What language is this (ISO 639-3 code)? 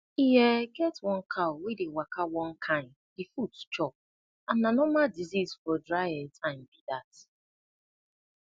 pcm